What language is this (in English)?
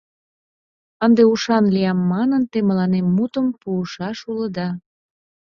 Mari